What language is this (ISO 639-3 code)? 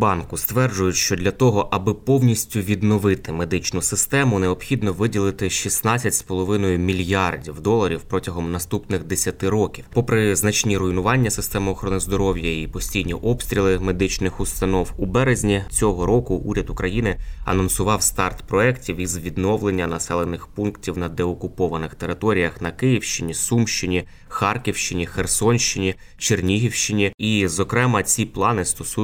ukr